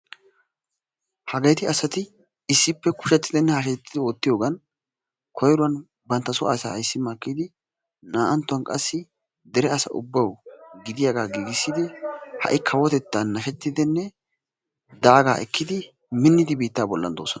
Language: Wolaytta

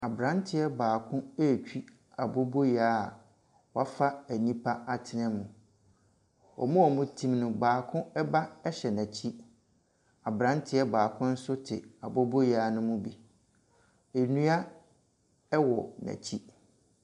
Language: Akan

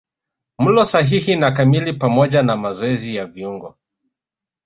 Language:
Swahili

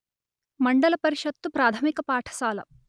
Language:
Telugu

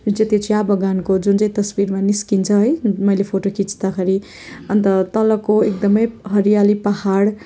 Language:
Nepali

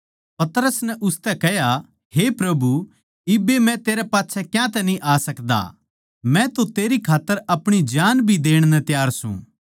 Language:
Haryanvi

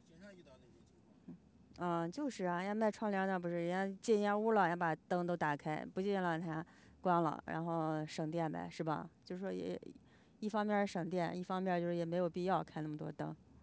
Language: Chinese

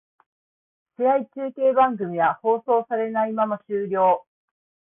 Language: Japanese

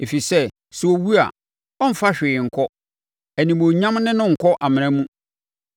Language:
Akan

